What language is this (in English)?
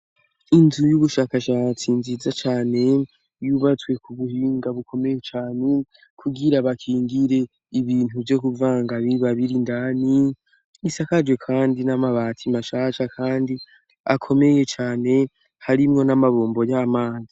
Rundi